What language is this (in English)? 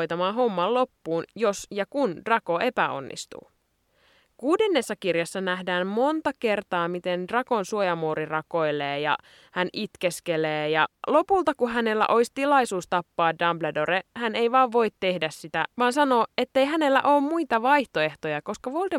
Finnish